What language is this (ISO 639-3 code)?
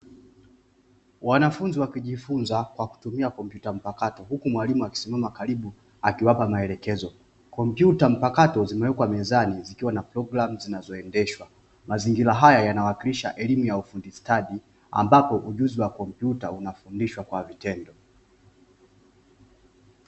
swa